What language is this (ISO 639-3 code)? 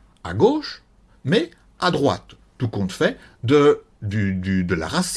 fra